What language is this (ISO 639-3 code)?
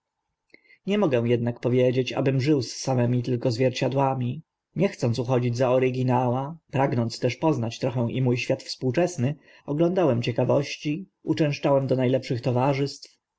pol